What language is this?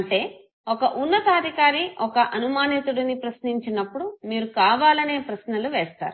Telugu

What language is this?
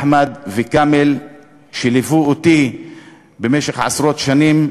Hebrew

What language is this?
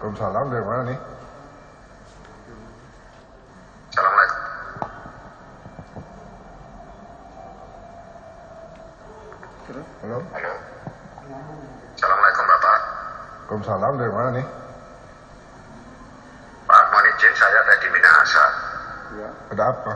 Indonesian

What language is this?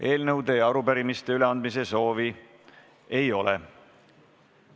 Estonian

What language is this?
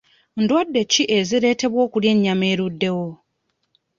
Ganda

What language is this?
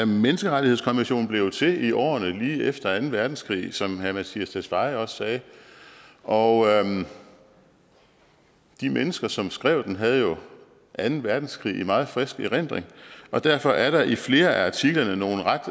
Danish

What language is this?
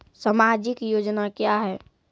Maithili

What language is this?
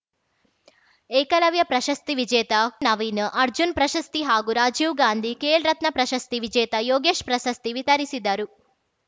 Kannada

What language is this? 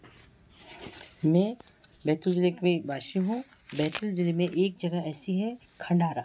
Hindi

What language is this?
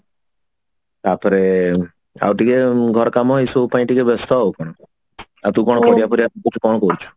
Odia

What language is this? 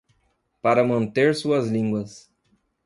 Portuguese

